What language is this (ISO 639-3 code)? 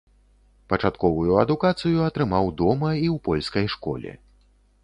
bel